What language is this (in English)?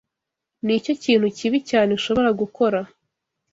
Kinyarwanda